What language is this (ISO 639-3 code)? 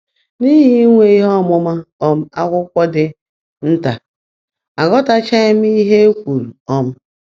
ibo